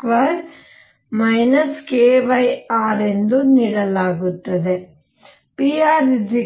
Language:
Kannada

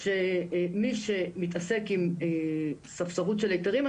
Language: Hebrew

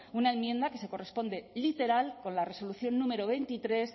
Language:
Spanish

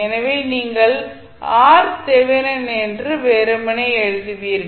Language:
Tamil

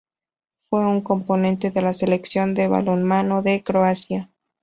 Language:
Spanish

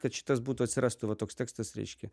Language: Lithuanian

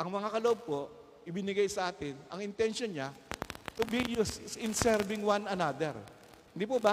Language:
Filipino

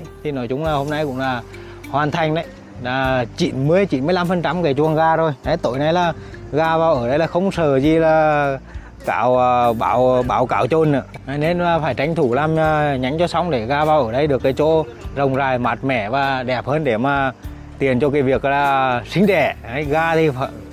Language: Vietnamese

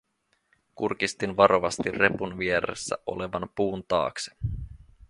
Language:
Finnish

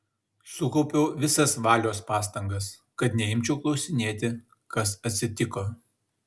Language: Lithuanian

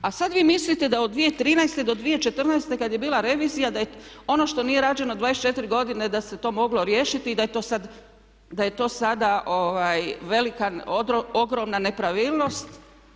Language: Croatian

